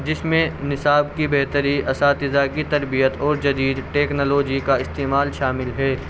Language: Urdu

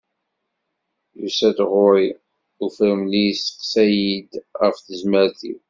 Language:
Kabyle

